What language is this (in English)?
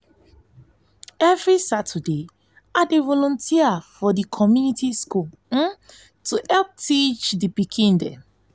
Nigerian Pidgin